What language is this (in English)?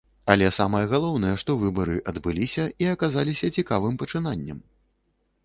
Belarusian